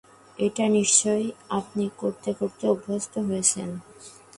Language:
Bangla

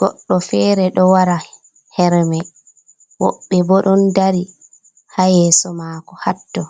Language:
Fula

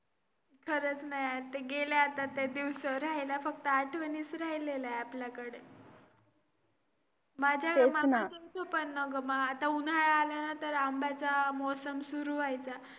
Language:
Marathi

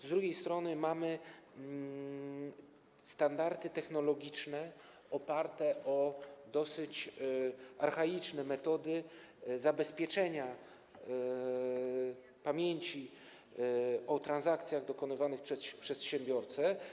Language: Polish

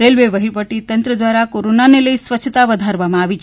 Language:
Gujarati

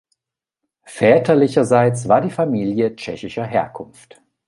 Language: German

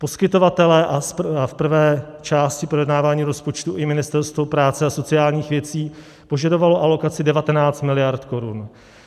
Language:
Czech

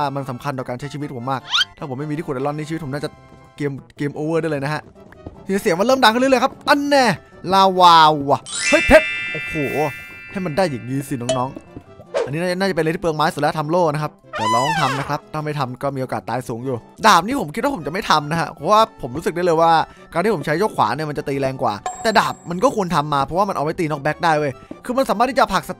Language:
Thai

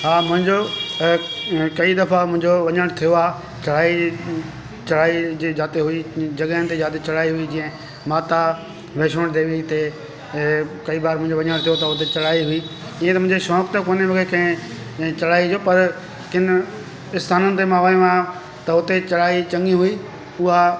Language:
Sindhi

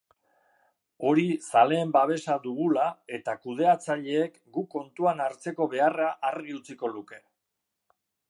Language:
Basque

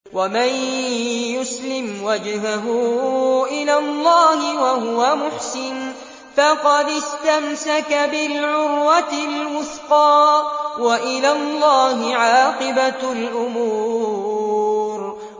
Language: Arabic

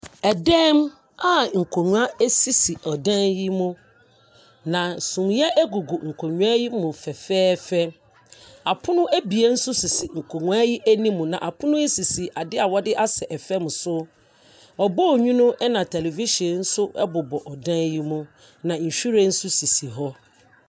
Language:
Akan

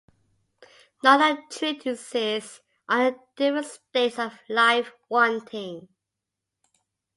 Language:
English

